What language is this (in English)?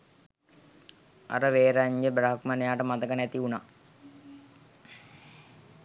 Sinhala